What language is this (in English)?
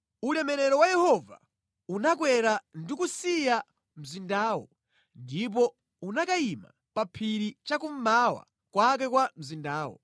Nyanja